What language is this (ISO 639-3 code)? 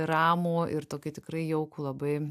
lit